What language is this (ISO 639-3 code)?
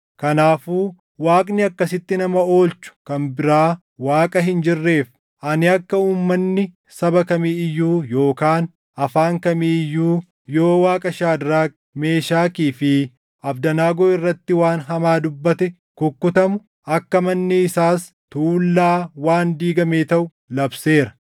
orm